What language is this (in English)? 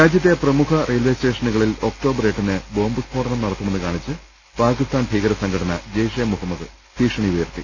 Malayalam